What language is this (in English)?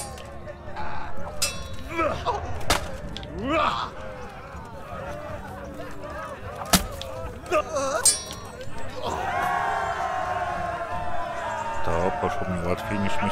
Polish